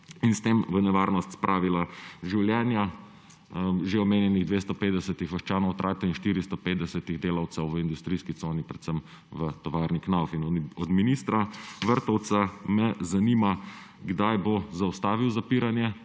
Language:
Slovenian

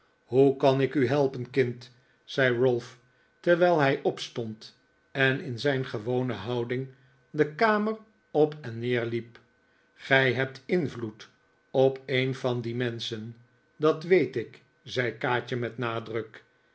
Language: Dutch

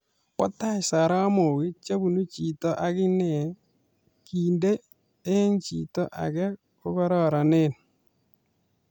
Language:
Kalenjin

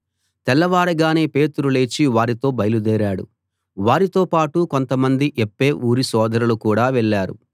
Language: Telugu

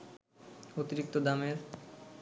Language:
Bangla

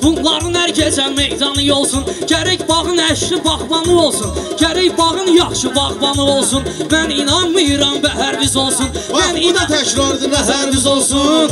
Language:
Turkish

